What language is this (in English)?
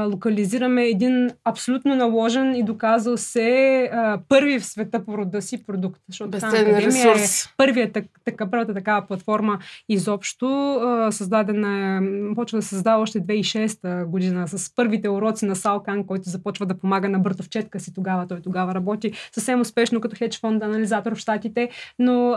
Bulgarian